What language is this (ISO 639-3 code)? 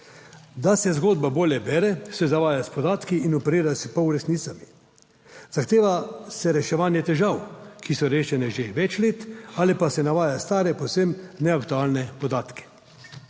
slv